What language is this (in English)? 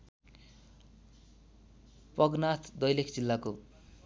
Nepali